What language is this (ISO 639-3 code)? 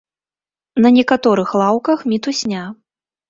bel